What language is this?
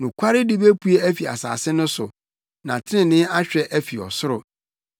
Akan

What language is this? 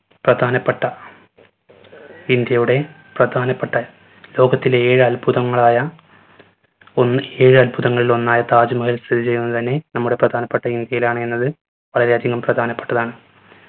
Malayalam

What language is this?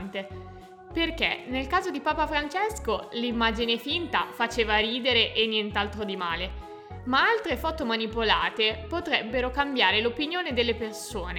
Italian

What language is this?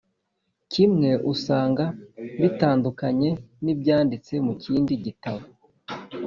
Kinyarwanda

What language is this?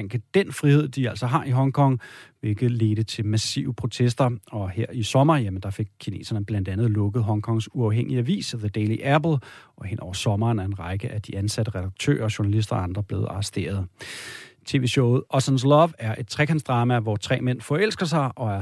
Danish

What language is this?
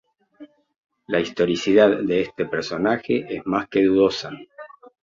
Spanish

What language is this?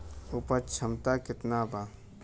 Bhojpuri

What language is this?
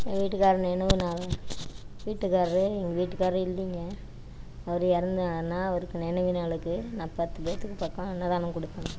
Tamil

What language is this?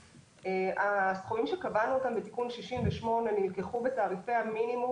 Hebrew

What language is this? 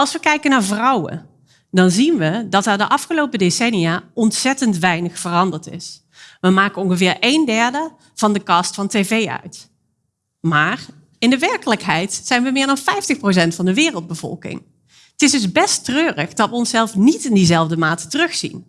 Dutch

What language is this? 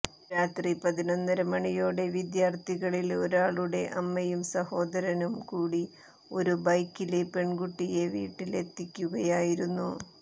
Malayalam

